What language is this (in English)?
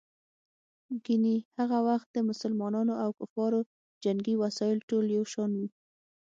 Pashto